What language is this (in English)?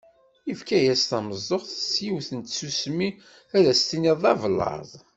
Kabyle